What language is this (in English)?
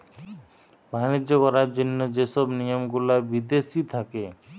Bangla